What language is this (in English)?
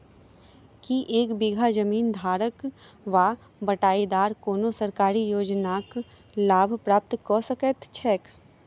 Maithili